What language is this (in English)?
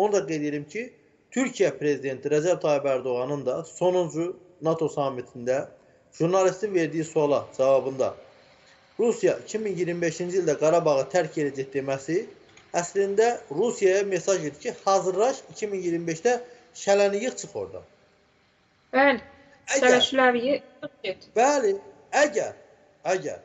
Turkish